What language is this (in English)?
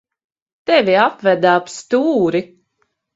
Latvian